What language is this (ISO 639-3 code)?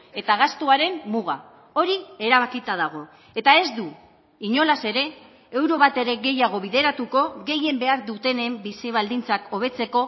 eus